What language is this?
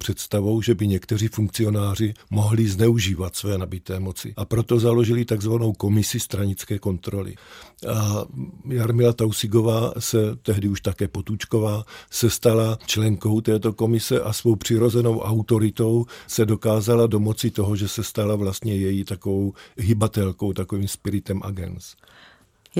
Czech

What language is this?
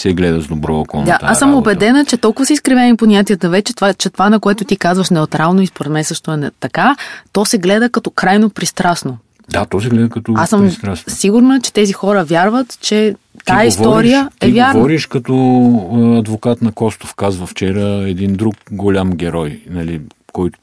Bulgarian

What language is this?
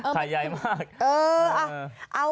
Thai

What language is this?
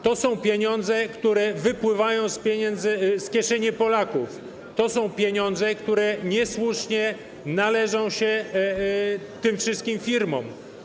Polish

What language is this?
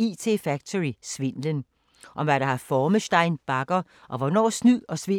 Danish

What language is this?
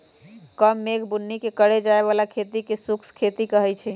Magahi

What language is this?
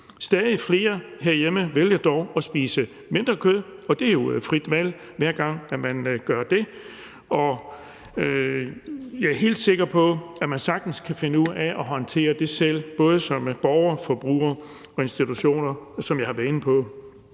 Danish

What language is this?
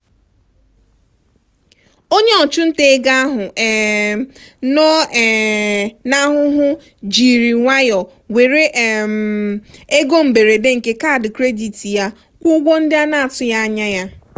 Igbo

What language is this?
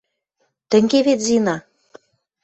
Western Mari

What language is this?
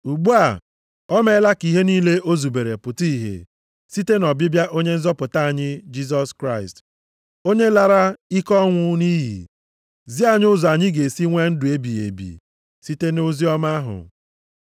Igbo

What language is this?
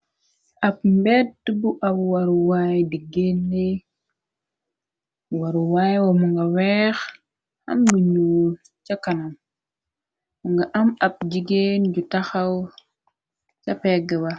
Wolof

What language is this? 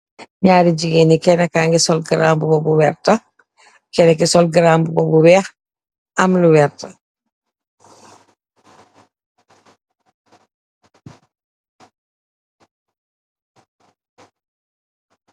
Wolof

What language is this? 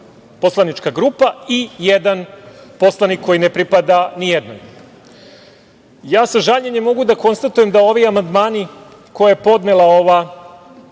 Serbian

